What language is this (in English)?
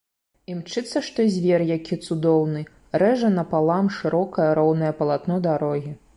Belarusian